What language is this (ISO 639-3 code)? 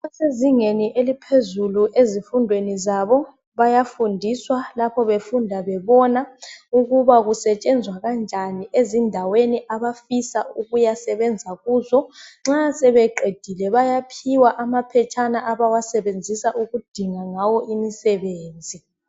nde